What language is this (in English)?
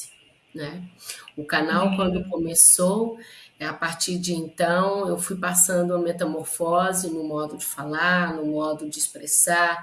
Portuguese